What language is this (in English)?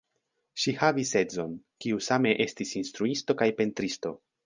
Esperanto